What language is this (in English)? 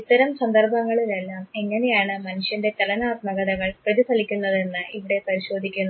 Malayalam